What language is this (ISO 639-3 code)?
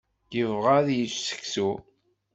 kab